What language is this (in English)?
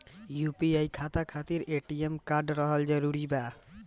Bhojpuri